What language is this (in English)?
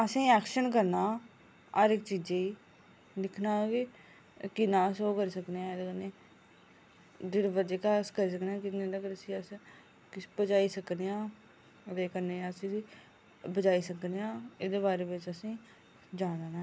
Dogri